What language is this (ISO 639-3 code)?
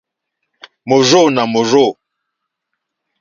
bri